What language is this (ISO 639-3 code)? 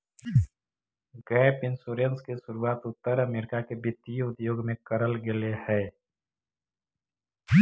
mag